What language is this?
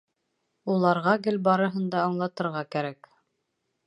Bashkir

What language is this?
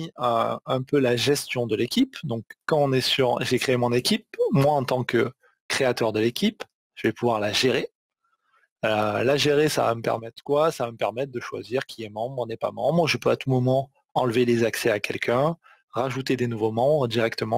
French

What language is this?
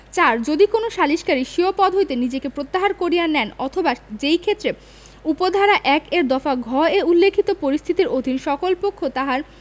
Bangla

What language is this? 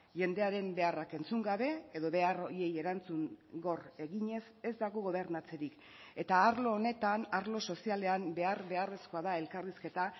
Basque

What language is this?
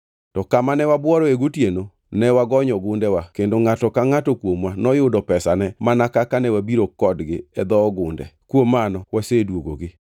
Luo (Kenya and Tanzania)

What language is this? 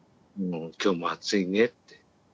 Japanese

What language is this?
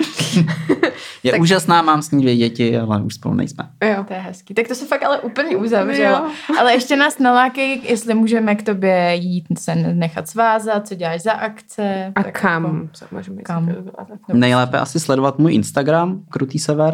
Czech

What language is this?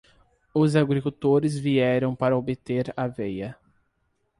Portuguese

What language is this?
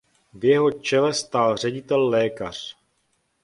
Czech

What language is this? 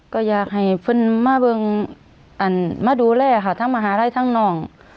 Thai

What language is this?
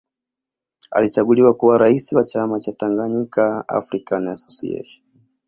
Swahili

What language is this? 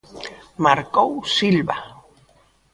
Galician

